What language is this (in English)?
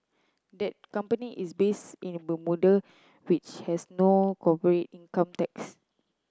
English